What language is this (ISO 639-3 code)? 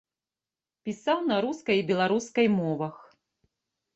bel